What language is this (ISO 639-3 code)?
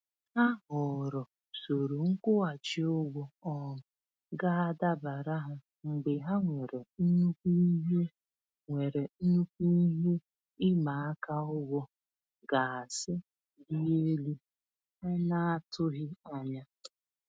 ibo